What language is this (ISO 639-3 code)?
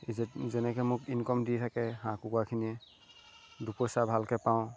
asm